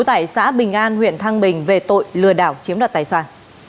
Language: Vietnamese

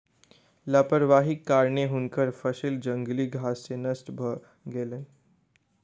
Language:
Maithili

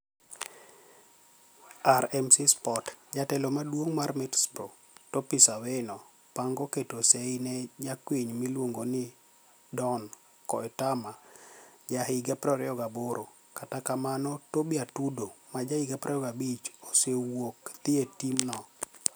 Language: Luo (Kenya and Tanzania)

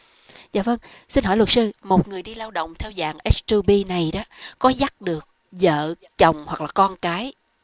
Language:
Vietnamese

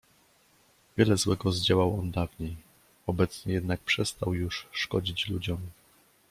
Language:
Polish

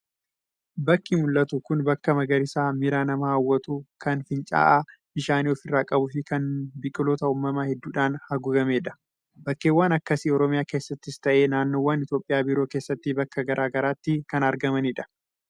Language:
Oromo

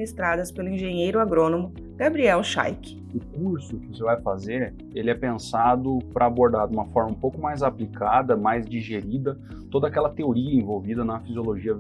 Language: Portuguese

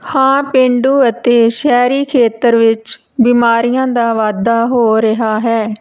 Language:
Punjabi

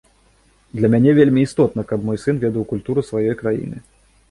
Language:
Belarusian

